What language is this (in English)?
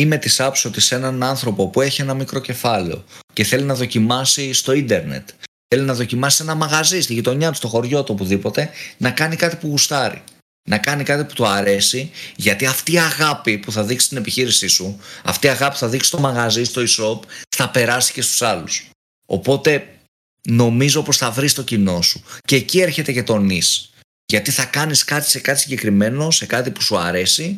Greek